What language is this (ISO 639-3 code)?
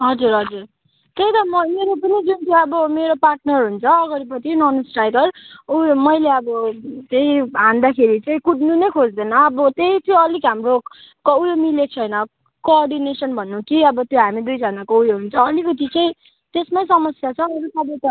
nep